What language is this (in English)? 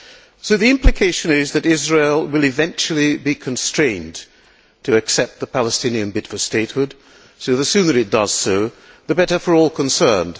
English